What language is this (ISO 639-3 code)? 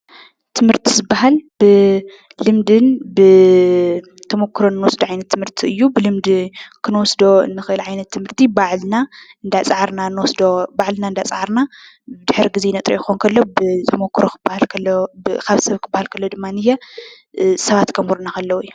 tir